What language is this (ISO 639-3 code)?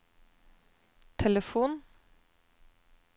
nor